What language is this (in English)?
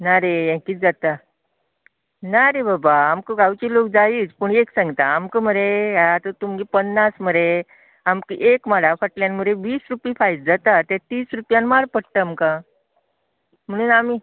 Konkani